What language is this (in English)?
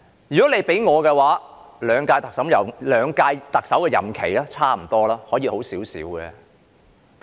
Cantonese